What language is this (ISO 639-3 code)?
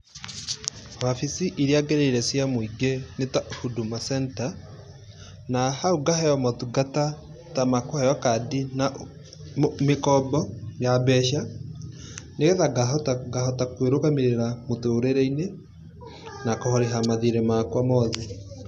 kik